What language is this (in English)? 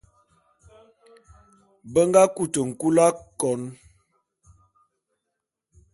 Bulu